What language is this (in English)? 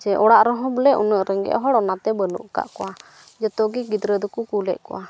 Santali